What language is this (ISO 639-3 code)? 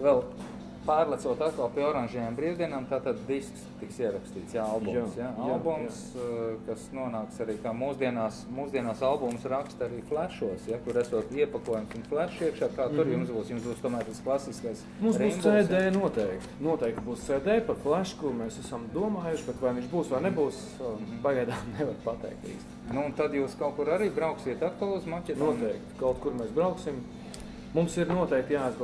lav